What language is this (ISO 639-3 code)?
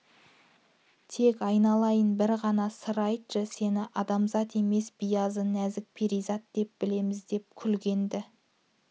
kaz